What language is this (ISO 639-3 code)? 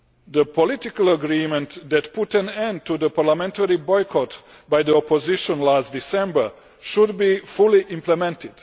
eng